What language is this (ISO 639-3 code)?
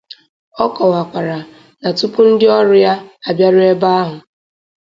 ibo